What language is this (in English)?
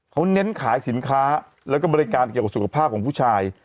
Thai